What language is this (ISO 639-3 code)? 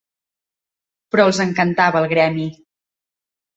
cat